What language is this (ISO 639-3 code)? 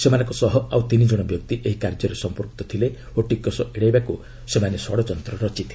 ori